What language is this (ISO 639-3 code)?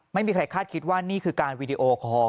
tha